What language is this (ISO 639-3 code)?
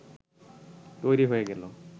ben